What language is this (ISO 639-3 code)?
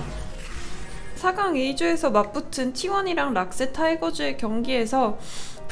kor